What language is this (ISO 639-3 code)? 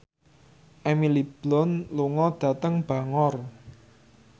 jav